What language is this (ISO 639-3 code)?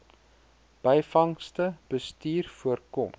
afr